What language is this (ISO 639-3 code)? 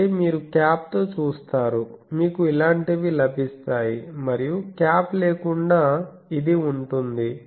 tel